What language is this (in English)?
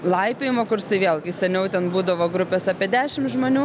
Lithuanian